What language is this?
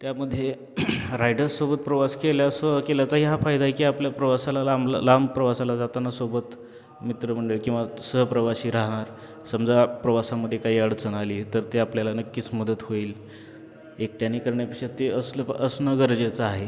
Marathi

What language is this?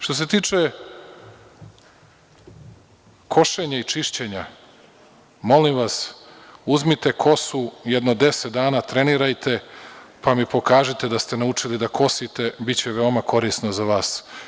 Serbian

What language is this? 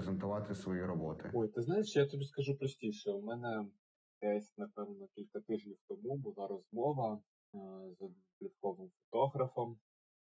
Ukrainian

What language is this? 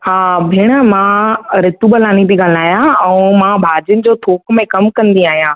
Sindhi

